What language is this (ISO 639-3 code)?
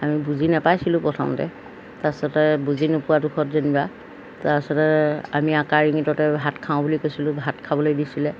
asm